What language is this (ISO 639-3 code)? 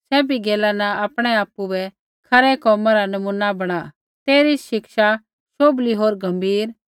kfx